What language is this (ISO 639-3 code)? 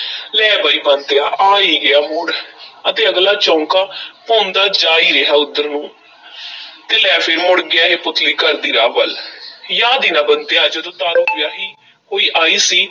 pan